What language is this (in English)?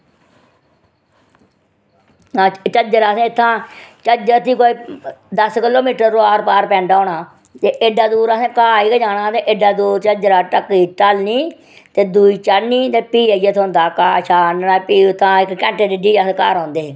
Dogri